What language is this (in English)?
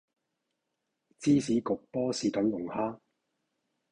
Cantonese